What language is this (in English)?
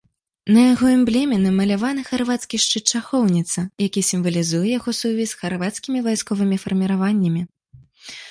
Belarusian